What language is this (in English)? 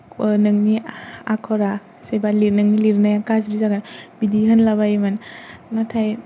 Bodo